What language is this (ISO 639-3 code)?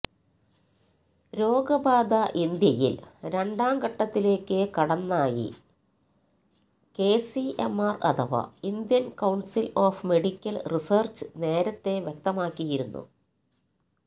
mal